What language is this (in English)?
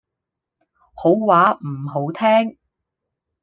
Cantonese